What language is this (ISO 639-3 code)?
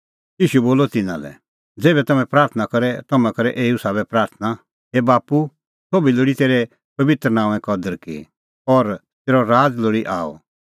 kfx